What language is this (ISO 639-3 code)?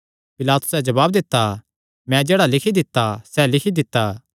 xnr